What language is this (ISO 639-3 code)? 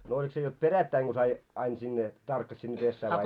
fin